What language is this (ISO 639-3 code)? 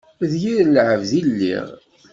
kab